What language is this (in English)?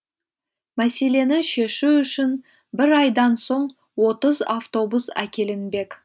Kazakh